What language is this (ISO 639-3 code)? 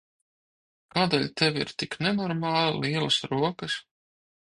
lav